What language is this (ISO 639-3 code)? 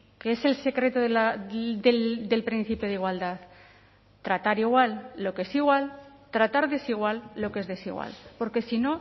spa